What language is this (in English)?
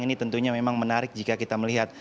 Indonesian